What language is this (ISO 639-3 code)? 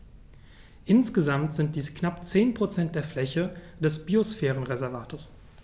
deu